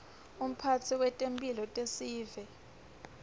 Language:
Swati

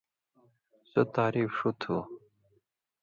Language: Indus Kohistani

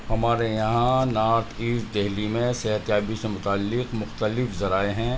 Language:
Urdu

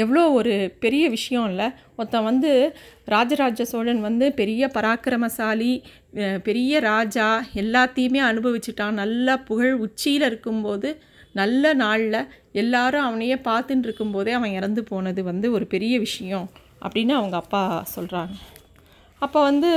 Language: Tamil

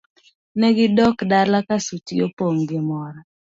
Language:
Luo (Kenya and Tanzania)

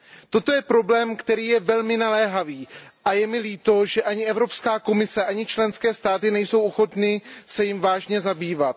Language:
Czech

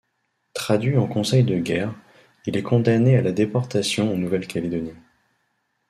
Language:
French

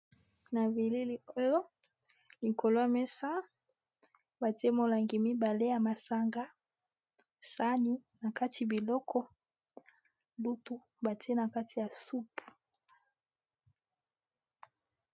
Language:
Lingala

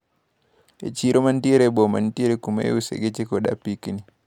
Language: Luo (Kenya and Tanzania)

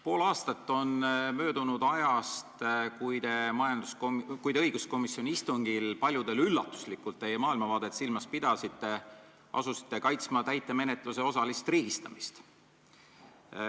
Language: Estonian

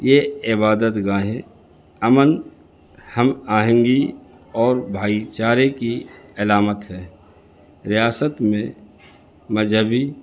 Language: Urdu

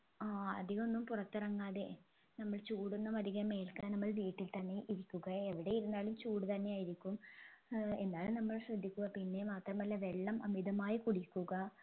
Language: Malayalam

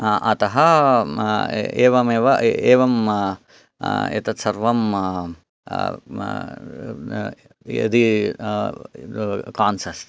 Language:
Sanskrit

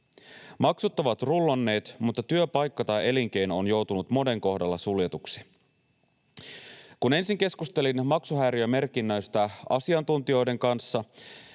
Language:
Finnish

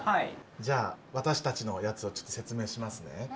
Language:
Japanese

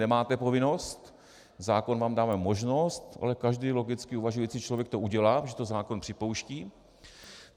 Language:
Czech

